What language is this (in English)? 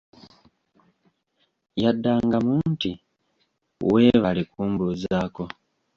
Ganda